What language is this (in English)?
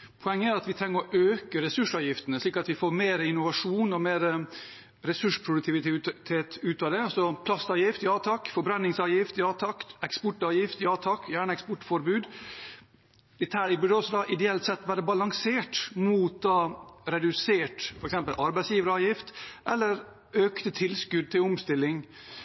Norwegian Bokmål